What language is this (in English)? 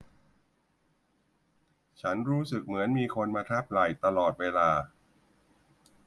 Thai